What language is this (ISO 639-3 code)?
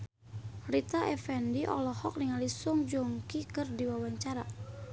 sun